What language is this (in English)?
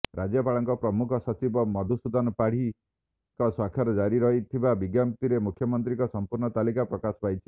Odia